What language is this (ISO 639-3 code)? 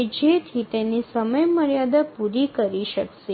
guj